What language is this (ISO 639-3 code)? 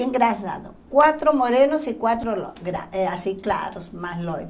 por